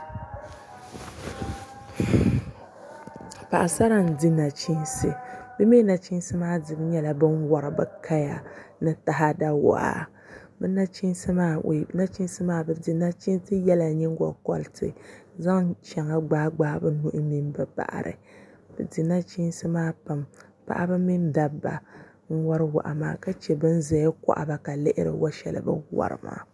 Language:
Dagbani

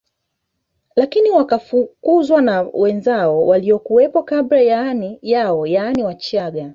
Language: Swahili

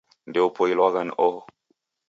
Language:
Taita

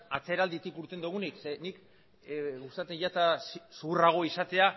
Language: Basque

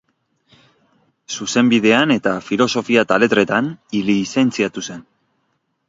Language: Basque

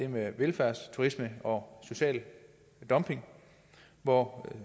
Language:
Danish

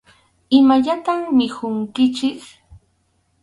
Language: Arequipa-La Unión Quechua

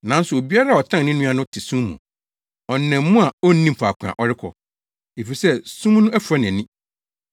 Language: Akan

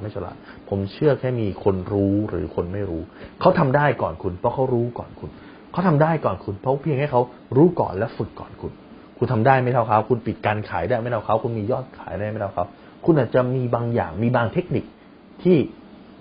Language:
Thai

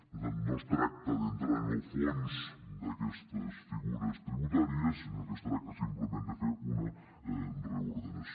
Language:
Catalan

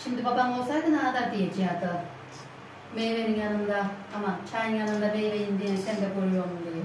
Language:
Turkish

